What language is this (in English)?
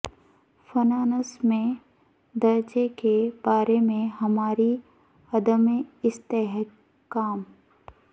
Urdu